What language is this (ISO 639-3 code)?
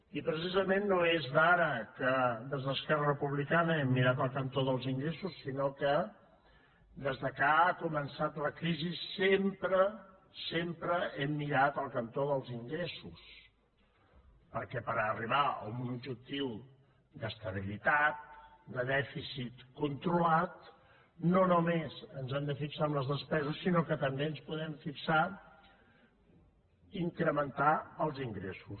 cat